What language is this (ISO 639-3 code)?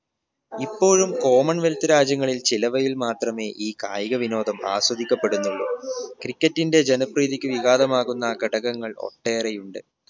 mal